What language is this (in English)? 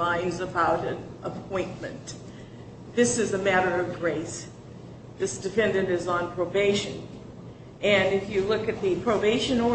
English